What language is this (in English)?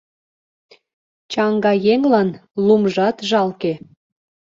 Mari